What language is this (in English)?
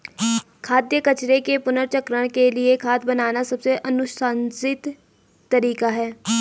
Hindi